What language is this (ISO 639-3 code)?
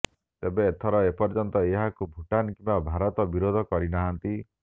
ori